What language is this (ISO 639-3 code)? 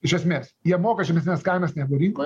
lit